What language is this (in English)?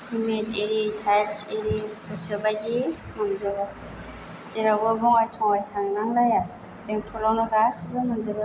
Bodo